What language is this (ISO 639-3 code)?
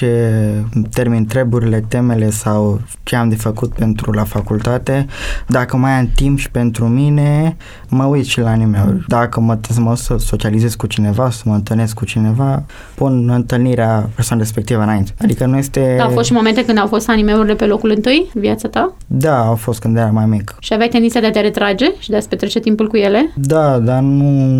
ron